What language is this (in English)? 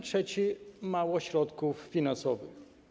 Polish